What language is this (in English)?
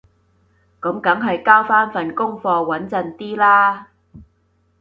Cantonese